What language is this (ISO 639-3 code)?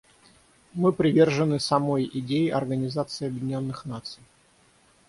rus